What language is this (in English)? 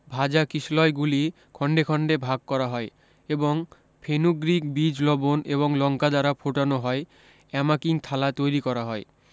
Bangla